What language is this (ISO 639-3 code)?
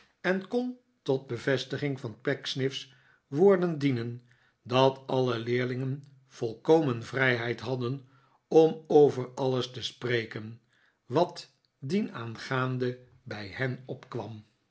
nld